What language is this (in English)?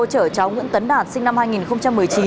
Vietnamese